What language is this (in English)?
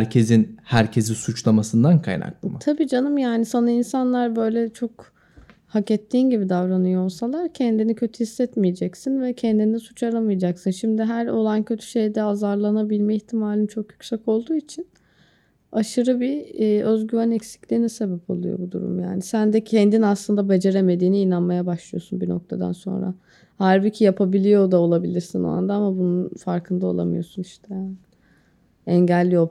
Turkish